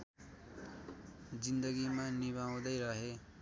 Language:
Nepali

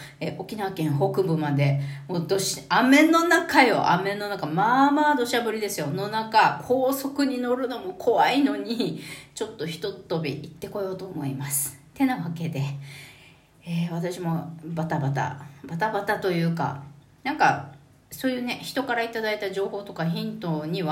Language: Japanese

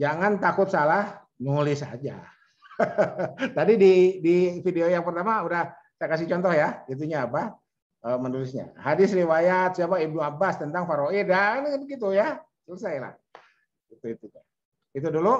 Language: Indonesian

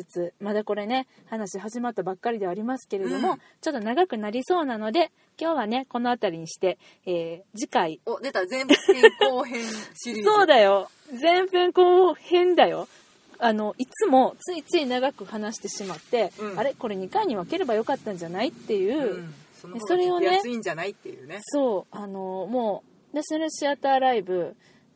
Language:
Japanese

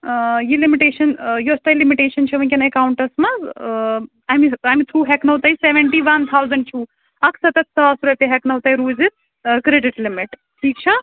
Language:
Kashmiri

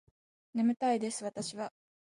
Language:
Japanese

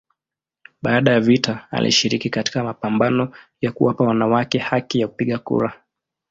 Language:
Swahili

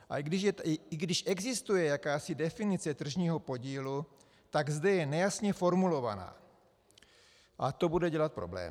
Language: Czech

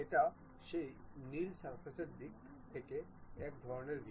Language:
Bangla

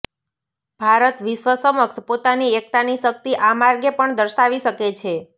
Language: Gujarati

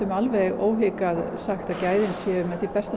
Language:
Icelandic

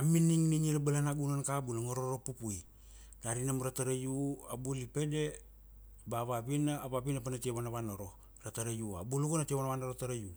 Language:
Kuanua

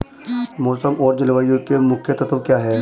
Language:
Hindi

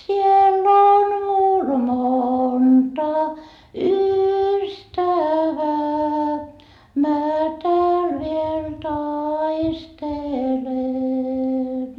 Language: Finnish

